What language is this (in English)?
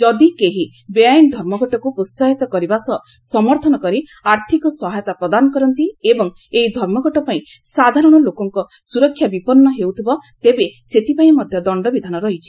Odia